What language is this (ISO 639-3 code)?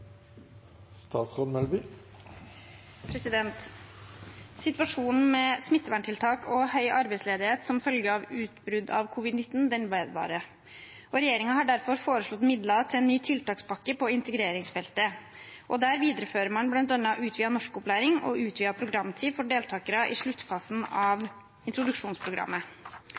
nob